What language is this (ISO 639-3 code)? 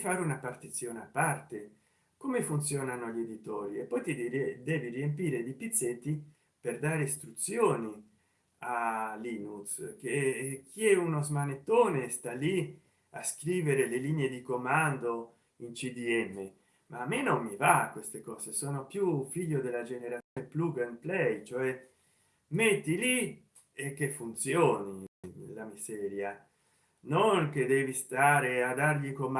ita